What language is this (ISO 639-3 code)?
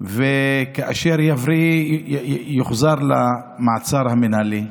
heb